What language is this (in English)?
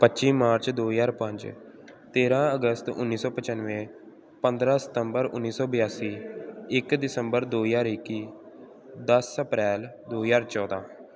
Punjabi